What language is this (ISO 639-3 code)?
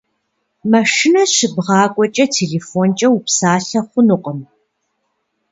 kbd